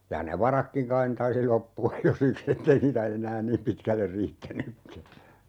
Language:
Finnish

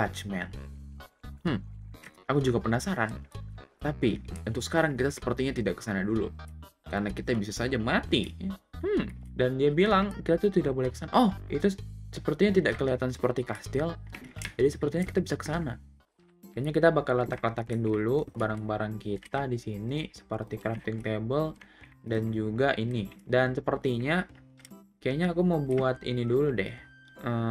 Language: Indonesian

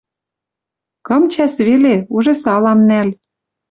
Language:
Western Mari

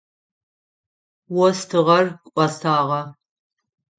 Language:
Adyghe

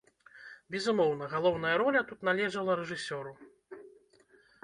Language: Belarusian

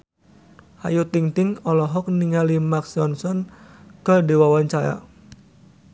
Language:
Sundanese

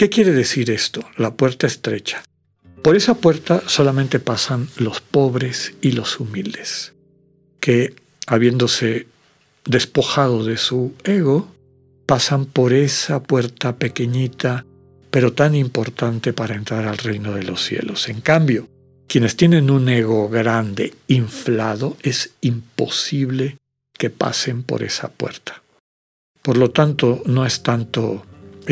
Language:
Spanish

